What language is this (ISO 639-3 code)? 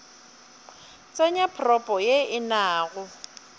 nso